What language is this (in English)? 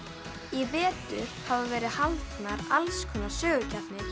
Icelandic